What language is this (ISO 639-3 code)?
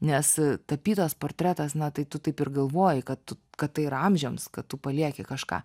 lit